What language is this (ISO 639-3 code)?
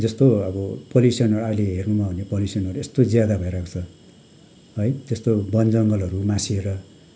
nep